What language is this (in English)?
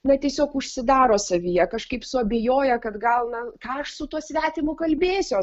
Lithuanian